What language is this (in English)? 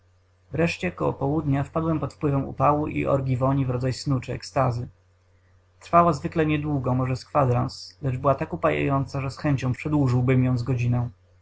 Polish